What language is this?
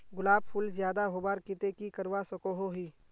Magahi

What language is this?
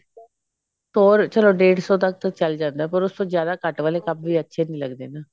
Punjabi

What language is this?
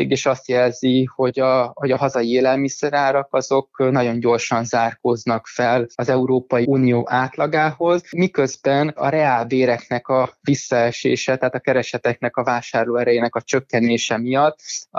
Hungarian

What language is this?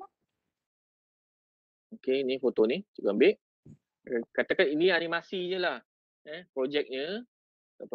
Malay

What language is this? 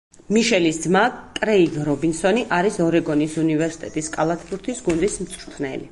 Georgian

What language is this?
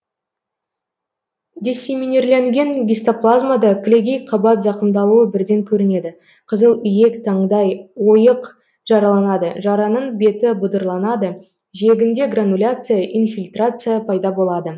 Kazakh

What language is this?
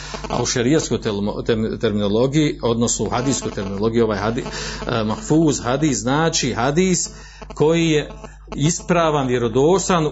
Croatian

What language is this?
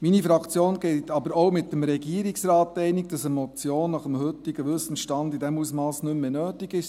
Swiss German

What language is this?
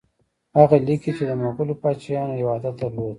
Pashto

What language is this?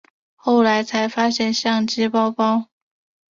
Chinese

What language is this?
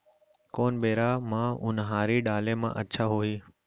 Chhattisgarhi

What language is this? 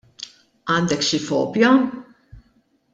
Maltese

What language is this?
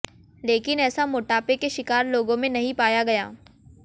Hindi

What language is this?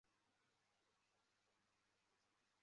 Chinese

